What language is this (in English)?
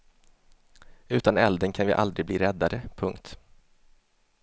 Swedish